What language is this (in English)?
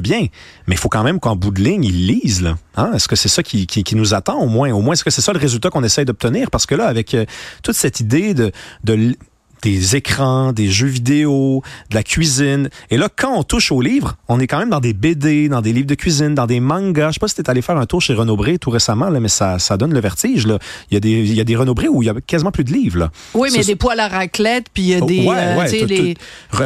French